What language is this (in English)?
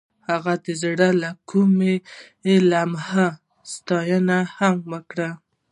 Pashto